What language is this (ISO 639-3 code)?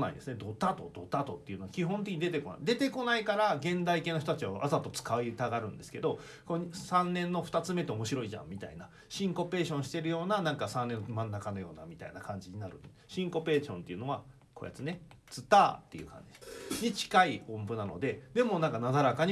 jpn